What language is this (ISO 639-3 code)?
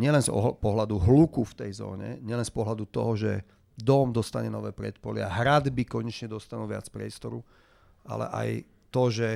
slk